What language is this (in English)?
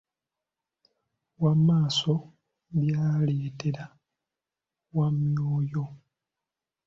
Ganda